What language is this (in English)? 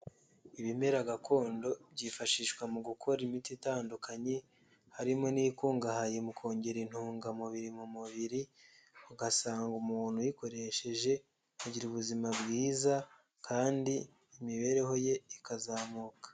Kinyarwanda